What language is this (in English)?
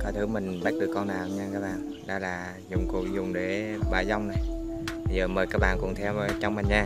Vietnamese